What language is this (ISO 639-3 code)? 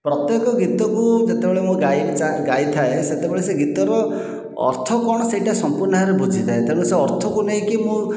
ori